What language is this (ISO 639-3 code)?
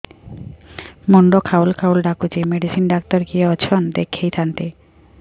ori